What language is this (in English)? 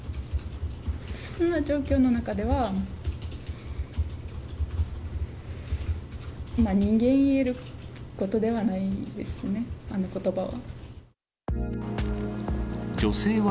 Japanese